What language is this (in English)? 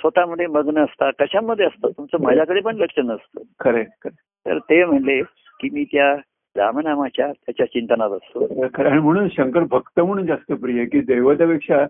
Marathi